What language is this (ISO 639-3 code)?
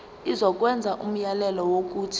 zul